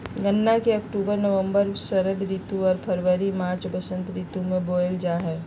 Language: Magahi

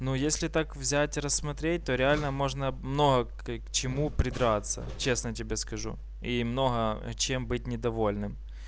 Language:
Russian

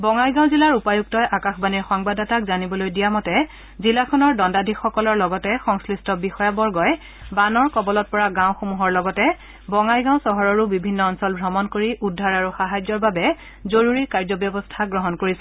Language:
Assamese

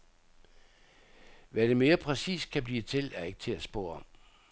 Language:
Danish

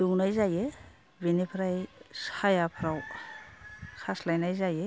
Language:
Bodo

